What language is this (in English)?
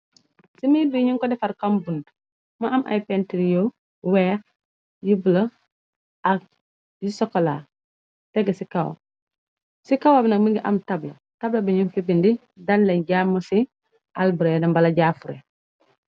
Wolof